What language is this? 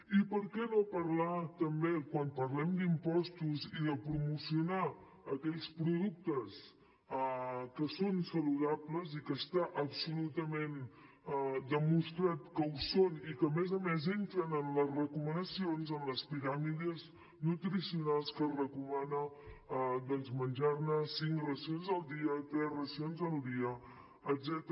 Catalan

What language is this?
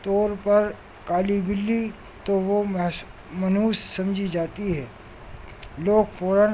Urdu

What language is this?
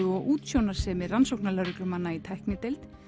Icelandic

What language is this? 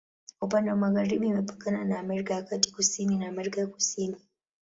Swahili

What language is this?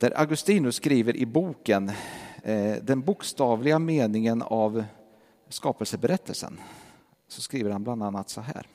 Swedish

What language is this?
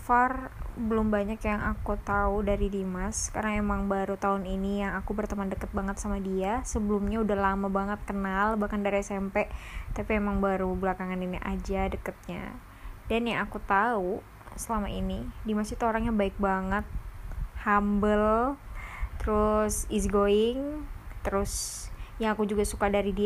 Indonesian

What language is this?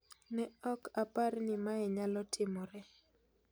Luo (Kenya and Tanzania)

